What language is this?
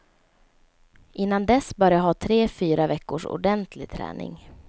Swedish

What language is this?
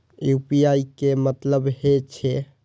Maithili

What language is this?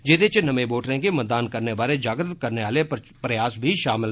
Dogri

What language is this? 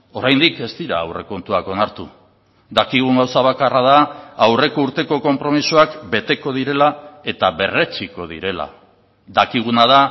Basque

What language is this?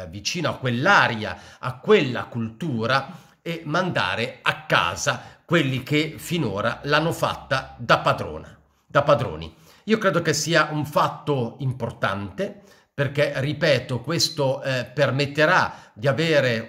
Italian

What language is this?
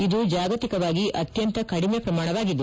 Kannada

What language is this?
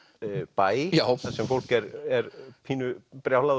Icelandic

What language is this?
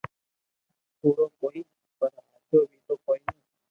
Loarki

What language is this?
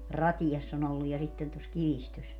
Finnish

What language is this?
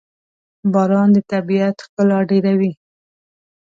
Pashto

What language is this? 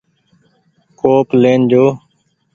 Goaria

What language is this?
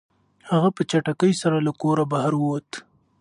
Pashto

